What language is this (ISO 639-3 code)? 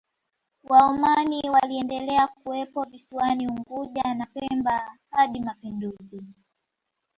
swa